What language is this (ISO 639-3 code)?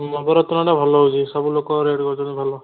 ori